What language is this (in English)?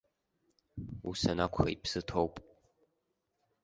Abkhazian